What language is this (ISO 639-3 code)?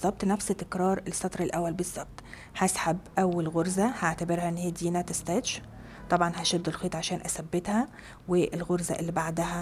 ara